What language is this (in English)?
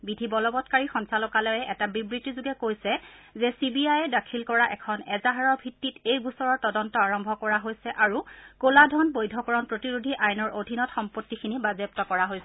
Assamese